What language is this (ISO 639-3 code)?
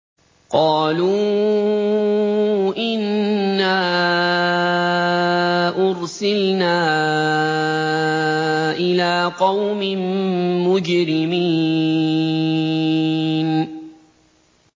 ara